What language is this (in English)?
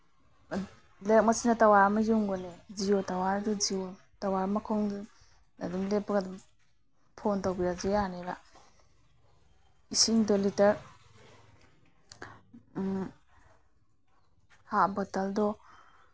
Manipuri